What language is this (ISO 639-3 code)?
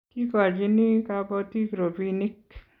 kln